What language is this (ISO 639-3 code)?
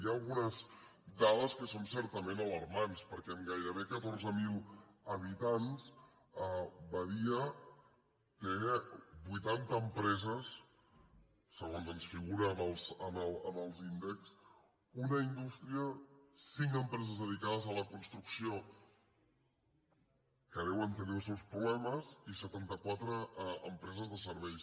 cat